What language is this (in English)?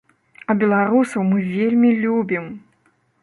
Belarusian